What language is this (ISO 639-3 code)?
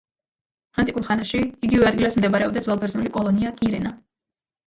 kat